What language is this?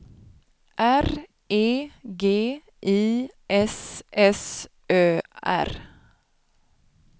Swedish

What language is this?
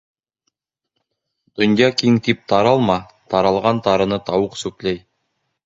Bashkir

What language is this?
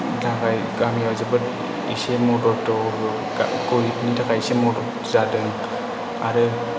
Bodo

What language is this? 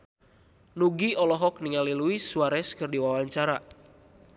Sundanese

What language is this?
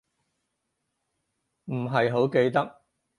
Cantonese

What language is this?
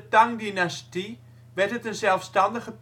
Dutch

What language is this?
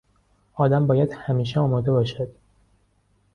Persian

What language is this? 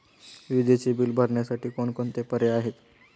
Marathi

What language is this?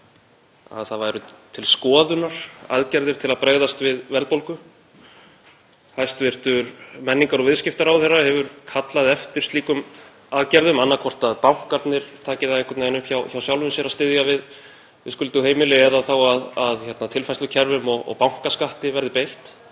Icelandic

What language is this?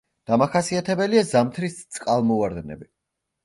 Georgian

